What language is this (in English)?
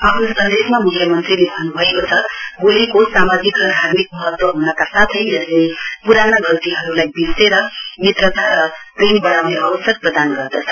Nepali